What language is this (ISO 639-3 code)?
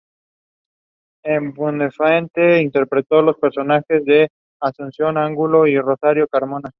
spa